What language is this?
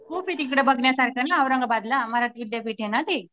Marathi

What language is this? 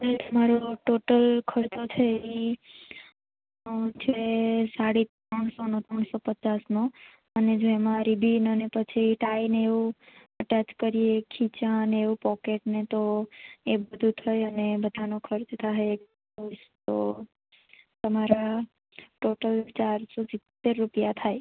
Gujarati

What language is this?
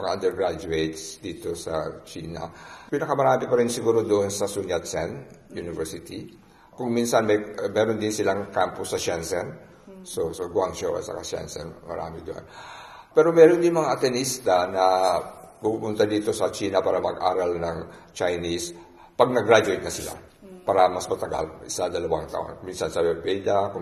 Filipino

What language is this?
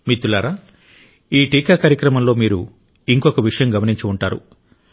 Telugu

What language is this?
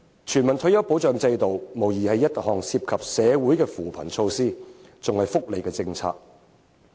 Cantonese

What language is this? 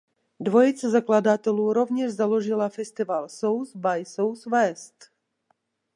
Czech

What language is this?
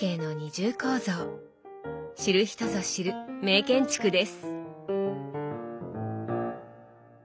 Japanese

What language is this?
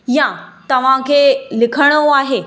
Sindhi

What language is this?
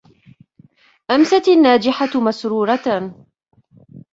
Arabic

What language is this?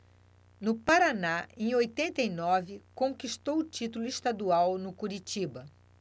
Portuguese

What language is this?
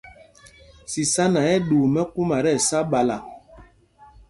Mpumpong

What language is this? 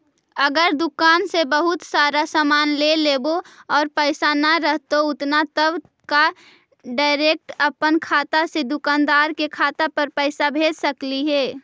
Magahi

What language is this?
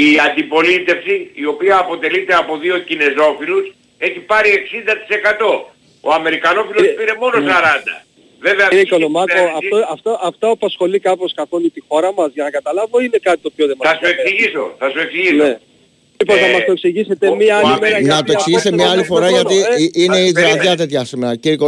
Greek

